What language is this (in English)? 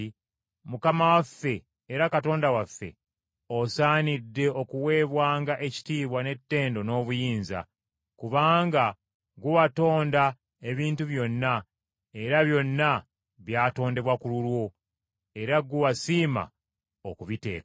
Ganda